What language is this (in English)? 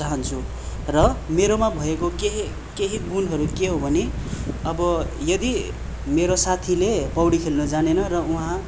Nepali